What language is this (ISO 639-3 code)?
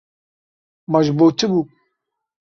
kur